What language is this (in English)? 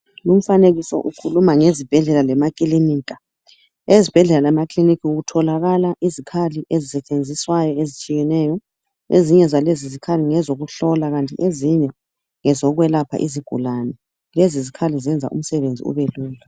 North Ndebele